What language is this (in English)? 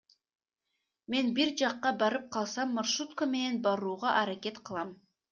Kyrgyz